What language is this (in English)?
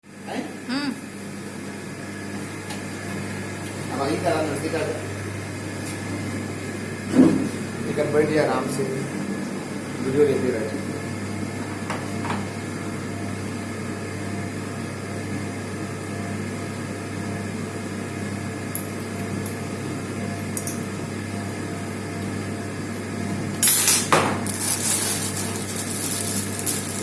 Odia